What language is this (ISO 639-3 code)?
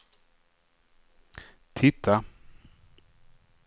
swe